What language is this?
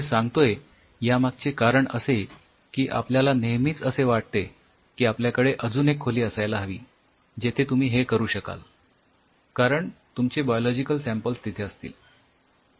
Marathi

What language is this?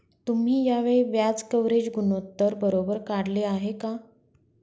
Marathi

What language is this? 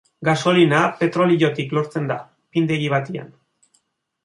Basque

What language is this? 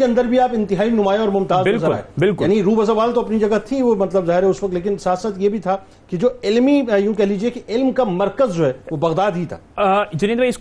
Urdu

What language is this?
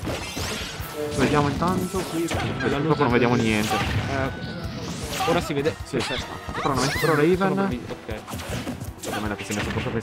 Italian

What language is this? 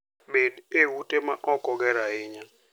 Luo (Kenya and Tanzania)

